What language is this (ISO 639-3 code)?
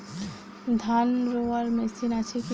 ben